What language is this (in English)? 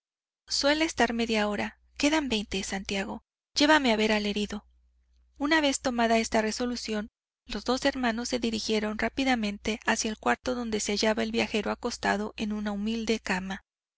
Spanish